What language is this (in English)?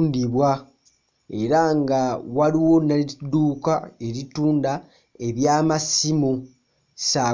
Ganda